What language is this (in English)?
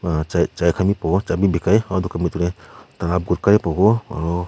Naga Pidgin